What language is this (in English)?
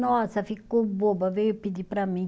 Portuguese